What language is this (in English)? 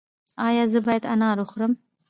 Pashto